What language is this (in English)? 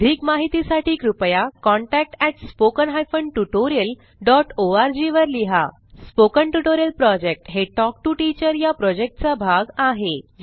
Marathi